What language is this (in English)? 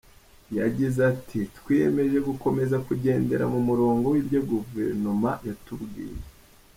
Kinyarwanda